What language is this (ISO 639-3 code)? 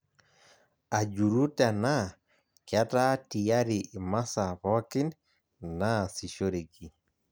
mas